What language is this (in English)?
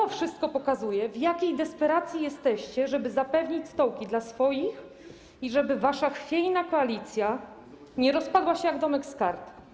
Polish